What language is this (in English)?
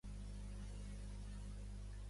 Catalan